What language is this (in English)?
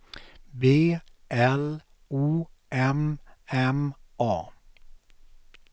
Swedish